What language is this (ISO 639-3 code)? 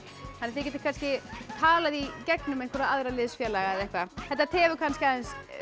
isl